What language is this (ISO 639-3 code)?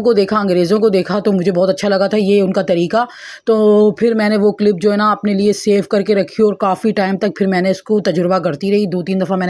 hin